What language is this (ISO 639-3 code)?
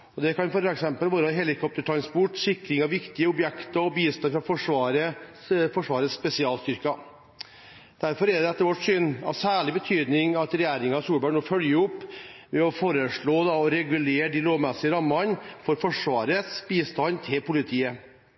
nob